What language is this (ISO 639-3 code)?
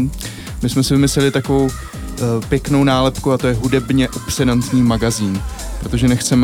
ces